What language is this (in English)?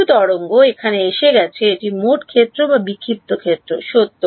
Bangla